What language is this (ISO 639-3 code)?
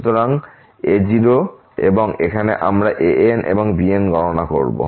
ben